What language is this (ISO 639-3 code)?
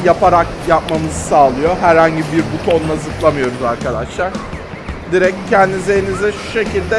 tur